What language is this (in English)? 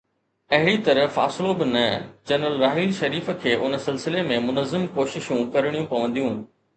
Sindhi